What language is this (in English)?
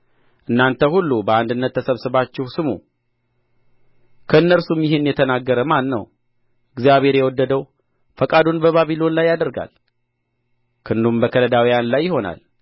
Amharic